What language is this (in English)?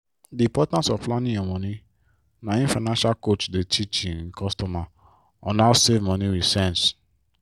Nigerian Pidgin